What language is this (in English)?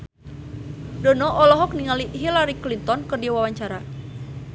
Sundanese